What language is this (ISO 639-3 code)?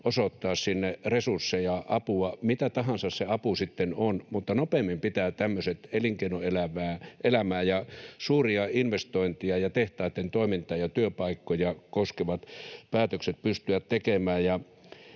fin